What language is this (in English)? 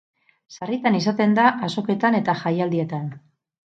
Basque